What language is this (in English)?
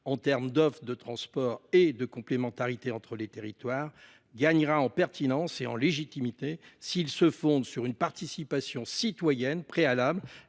French